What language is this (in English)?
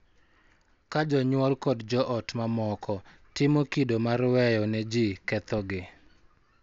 Luo (Kenya and Tanzania)